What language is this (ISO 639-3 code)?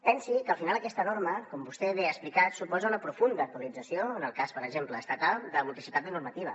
cat